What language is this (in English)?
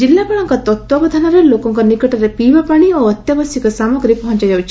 Odia